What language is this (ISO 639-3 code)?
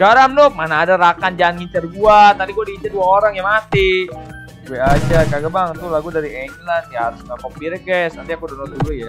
ind